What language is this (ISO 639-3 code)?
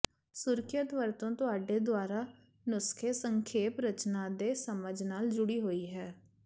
pan